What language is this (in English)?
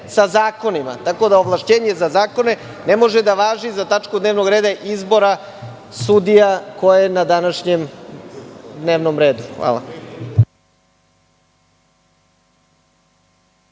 Serbian